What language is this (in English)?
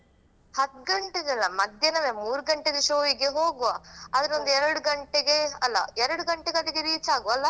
Kannada